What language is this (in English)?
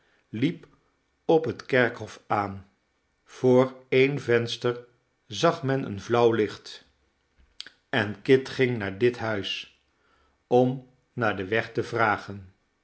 Dutch